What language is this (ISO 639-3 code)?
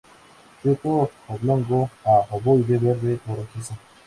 spa